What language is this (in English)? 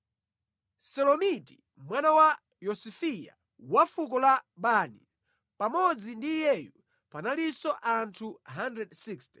Nyanja